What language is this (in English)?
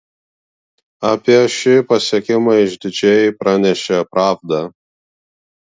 Lithuanian